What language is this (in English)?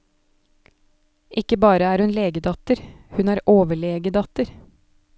Norwegian